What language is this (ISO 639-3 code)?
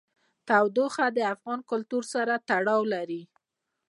pus